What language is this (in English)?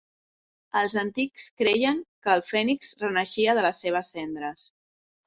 Catalan